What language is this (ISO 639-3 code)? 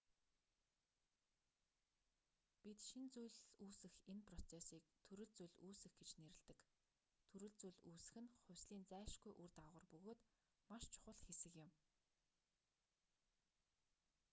mon